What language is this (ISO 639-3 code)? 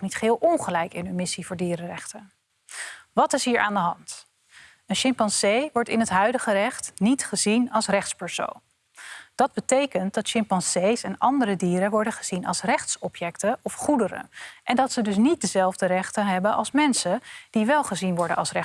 nld